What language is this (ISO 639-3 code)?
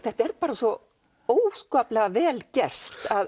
isl